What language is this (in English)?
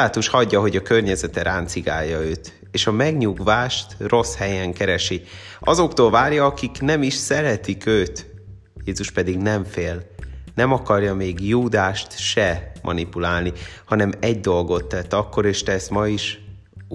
Hungarian